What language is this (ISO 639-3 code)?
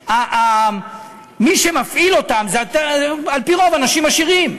heb